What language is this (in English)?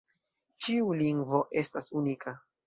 Esperanto